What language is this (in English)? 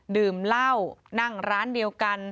Thai